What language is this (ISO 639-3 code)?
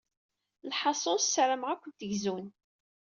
kab